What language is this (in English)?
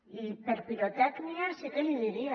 Catalan